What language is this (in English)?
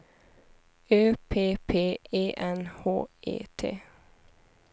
Swedish